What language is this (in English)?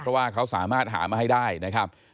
Thai